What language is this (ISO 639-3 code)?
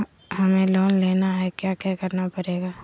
mag